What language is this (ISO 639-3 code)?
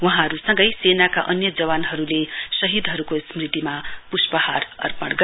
nep